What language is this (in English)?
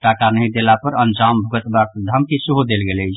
Maithili